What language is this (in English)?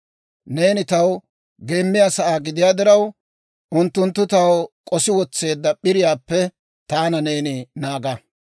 Dawro